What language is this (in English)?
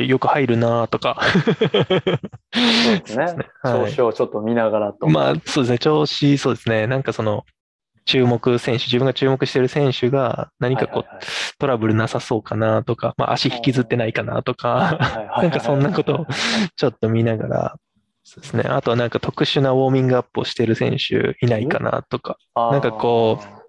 Japanese